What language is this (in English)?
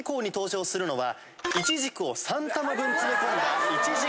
Japanese